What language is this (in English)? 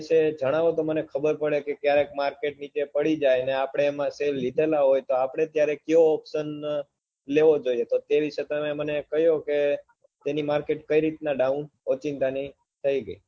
Gujarati